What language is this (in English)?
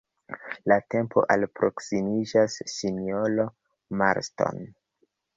Esperanto